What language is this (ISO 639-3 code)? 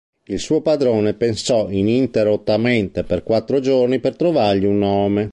ita